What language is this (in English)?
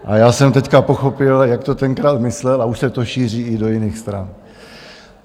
Czech